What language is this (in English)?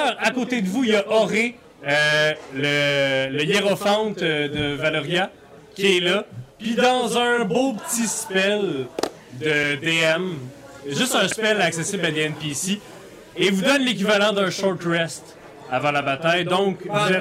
French